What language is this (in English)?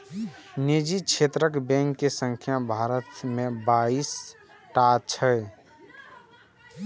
Maithili